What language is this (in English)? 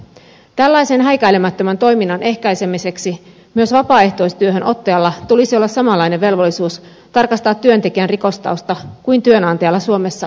Finnish